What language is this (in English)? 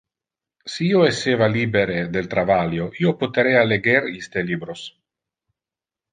Interlingua